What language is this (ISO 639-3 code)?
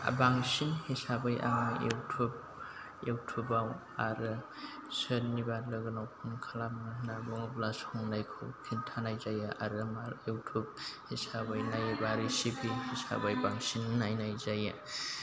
brx